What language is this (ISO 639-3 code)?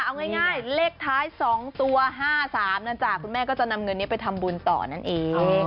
tha